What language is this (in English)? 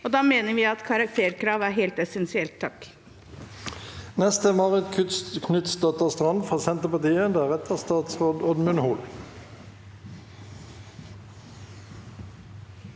Norwegian